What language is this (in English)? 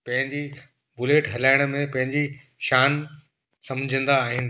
Sindhi